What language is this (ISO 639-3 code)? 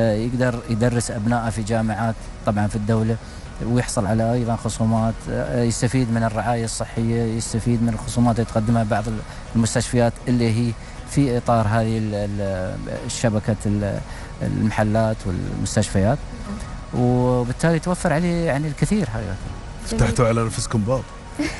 ara